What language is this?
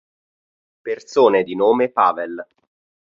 Italian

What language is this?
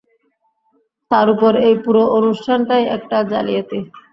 Bangla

